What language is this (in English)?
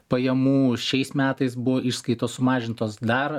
Lithuanian